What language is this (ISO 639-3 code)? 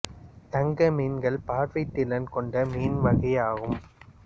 tam